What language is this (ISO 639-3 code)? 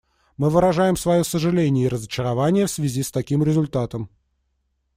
rus